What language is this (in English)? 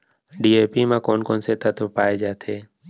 Chhattisgarhi